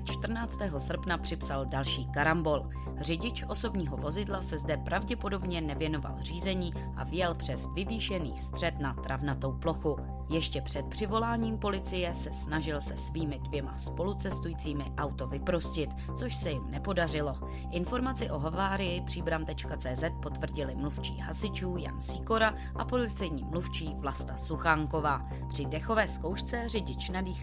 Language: Czech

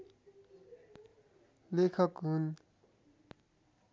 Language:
Nepali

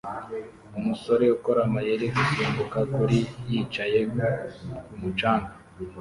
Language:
Kinyarwanda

